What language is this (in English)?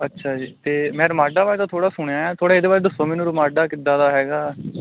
Punjabi